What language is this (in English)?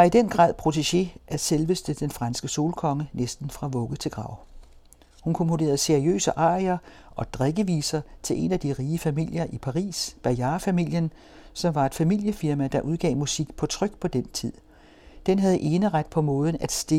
Danish